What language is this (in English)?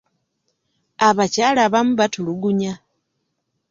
Ganda